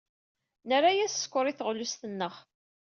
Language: Kabyle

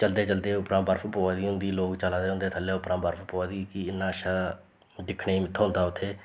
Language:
Dogri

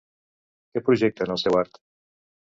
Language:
Catalan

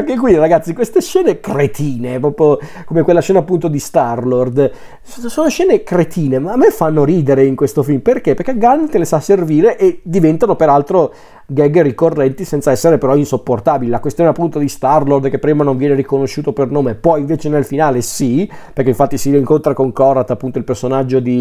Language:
Italian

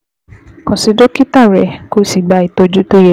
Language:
Yoruba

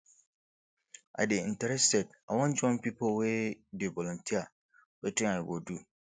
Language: Nigerian Pidgin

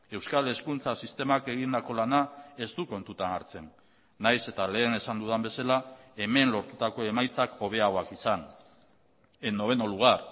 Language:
Basque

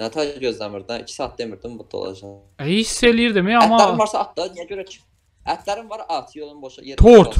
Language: Turkish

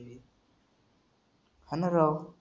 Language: Marathi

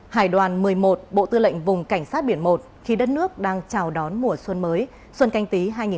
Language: Vietnamese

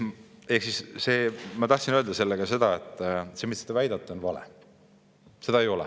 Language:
Estonian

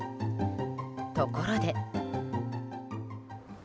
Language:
Japanese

